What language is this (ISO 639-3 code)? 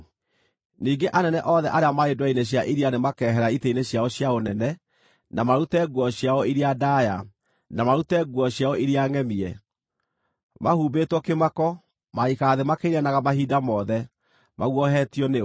kik